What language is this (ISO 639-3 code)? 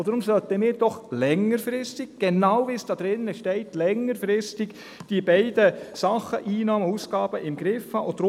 gsw